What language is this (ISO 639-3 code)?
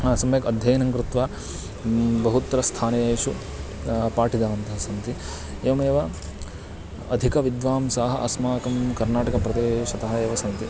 san